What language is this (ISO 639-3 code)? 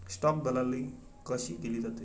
mar